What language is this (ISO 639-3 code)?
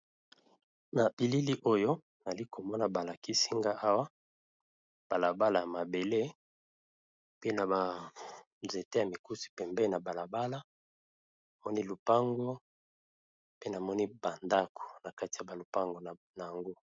lin